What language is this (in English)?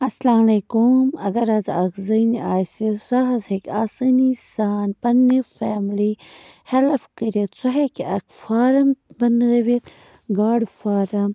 Kashmiri